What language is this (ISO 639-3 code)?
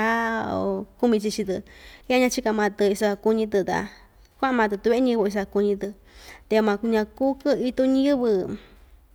vmj